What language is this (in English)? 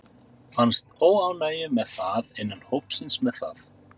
Icelandic